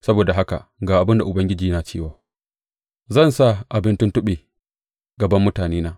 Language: Hausa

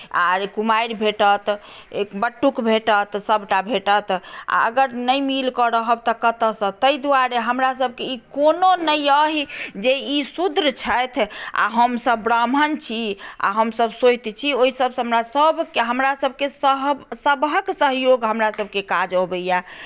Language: Maithili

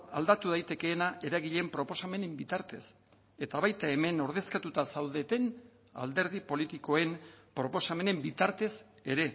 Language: Basque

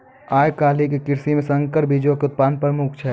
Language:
Maithili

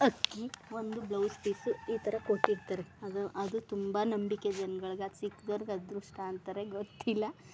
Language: Kannada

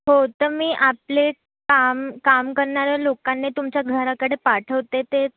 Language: Marathi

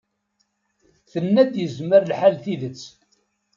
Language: Kabyle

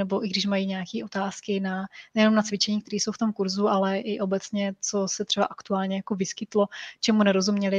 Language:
Czech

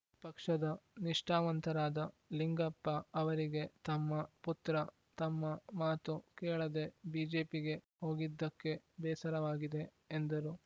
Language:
Kannada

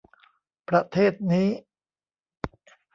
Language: Thai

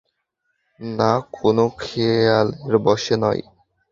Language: Bangla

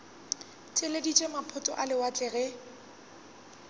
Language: Northern Sotho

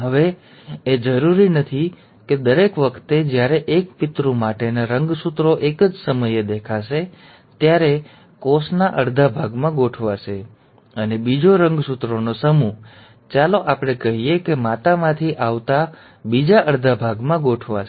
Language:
Gujarati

